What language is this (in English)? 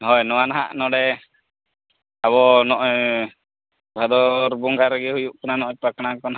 Santali